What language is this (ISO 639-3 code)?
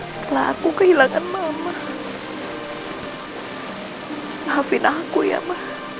ind